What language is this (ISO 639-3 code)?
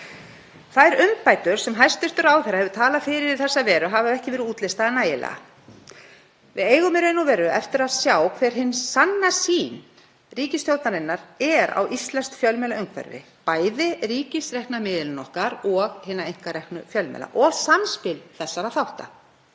isl